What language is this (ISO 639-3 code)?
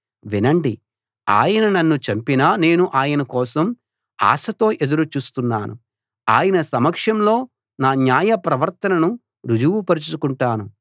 tel